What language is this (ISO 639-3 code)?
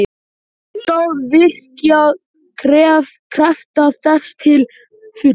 isl